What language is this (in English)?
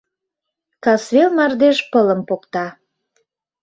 Mari